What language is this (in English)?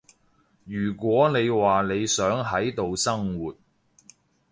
Cantonese